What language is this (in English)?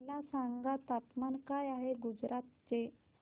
Marathi